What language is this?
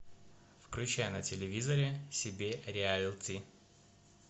Russian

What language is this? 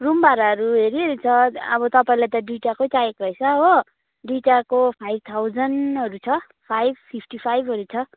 Nepali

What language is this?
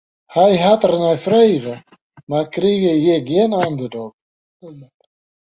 Western Frisian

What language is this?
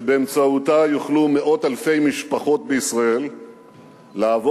Hebrew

